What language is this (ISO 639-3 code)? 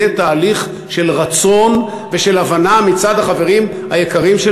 heb